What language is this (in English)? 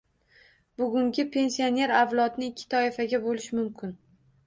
Uzbek